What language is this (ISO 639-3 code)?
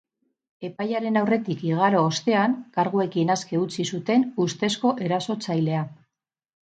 eus